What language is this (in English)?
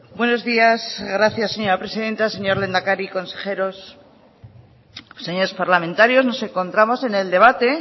Spanish